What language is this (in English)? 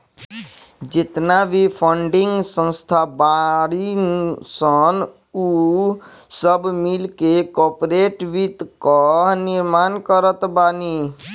Bhojpuri